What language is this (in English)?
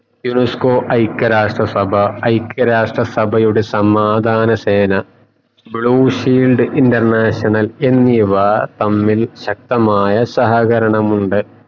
Malayalam